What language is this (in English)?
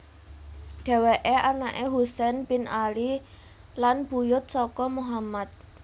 Javanese